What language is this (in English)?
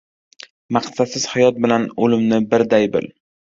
Uzbek